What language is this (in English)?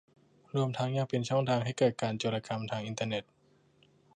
Thai